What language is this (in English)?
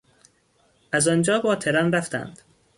Persian